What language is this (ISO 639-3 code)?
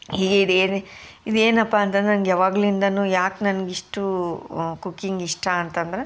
kan